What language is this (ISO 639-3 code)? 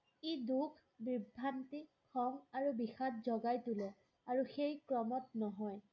asm